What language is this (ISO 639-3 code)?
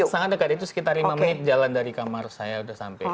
ind